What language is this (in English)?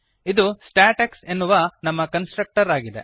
Kannada